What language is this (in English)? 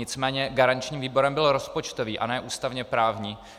Czech